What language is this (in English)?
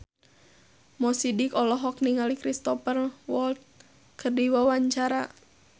Sundanese